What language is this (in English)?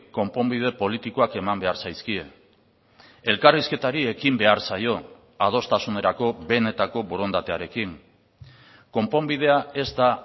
Basque